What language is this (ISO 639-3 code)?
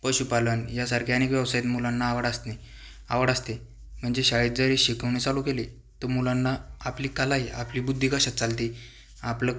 mar